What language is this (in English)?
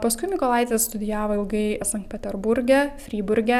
Lithuanian